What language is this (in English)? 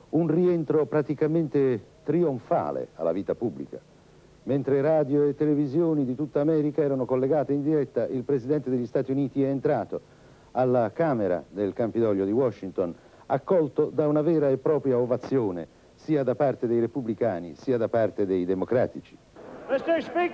Italian